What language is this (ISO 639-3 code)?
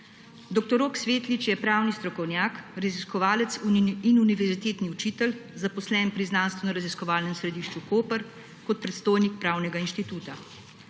slv